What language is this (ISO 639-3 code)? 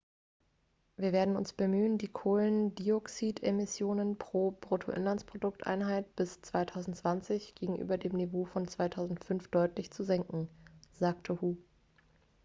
deu